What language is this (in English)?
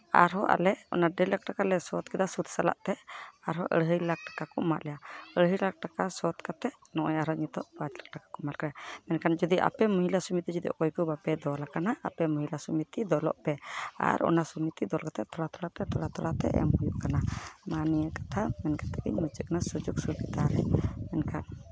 Santali